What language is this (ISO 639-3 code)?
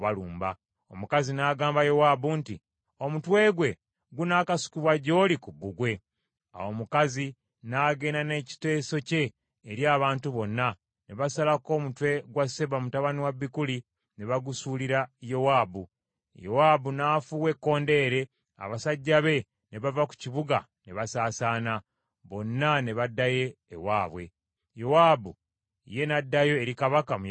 lug